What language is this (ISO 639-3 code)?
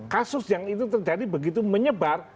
ind